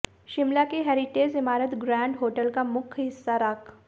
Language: Hindi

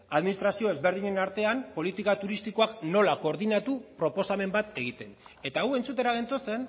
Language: Basque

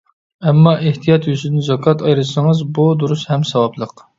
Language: Uyghur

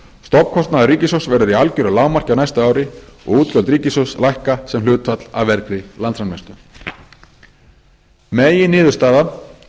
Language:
Icelandic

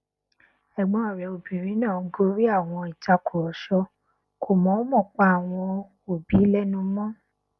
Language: Yoruba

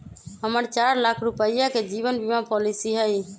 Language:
Magahi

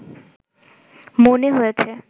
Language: Bangla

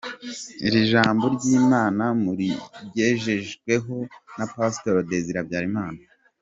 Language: Kinyarwanda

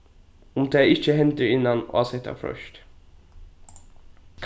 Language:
Faroese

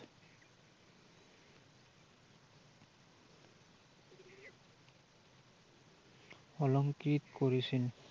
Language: Assamese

